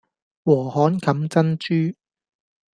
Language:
Cantonese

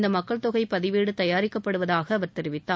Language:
Tamil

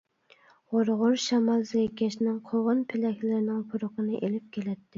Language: Uyghur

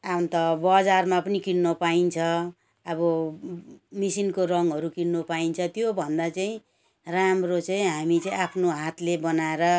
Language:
Nepali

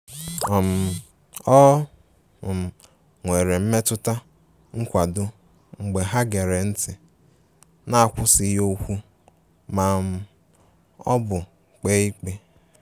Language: Igbo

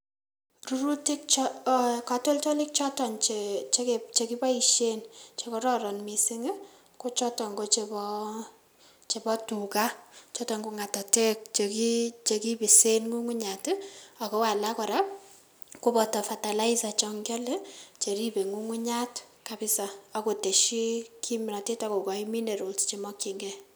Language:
Kalenjin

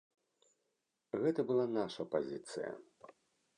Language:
Belarusian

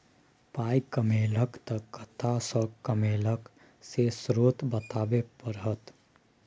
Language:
Maithili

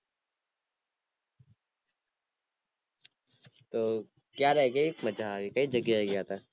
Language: Gujarati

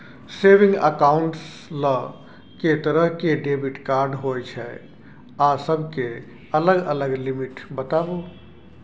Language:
Maithili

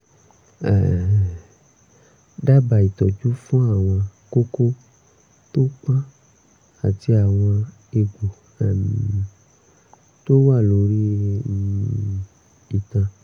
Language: Yoruba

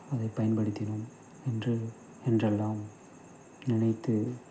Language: Tamil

